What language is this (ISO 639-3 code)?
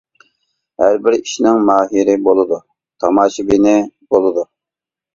uig